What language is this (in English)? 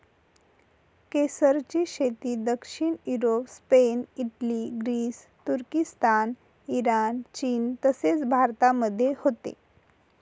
Marathi